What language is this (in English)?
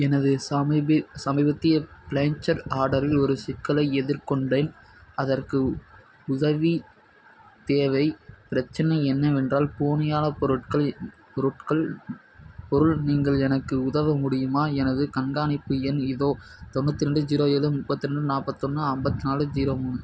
Tamil